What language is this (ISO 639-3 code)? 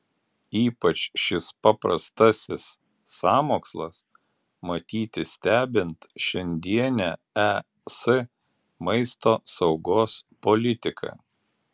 lit